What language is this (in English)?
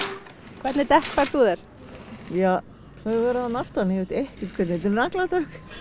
Icelandic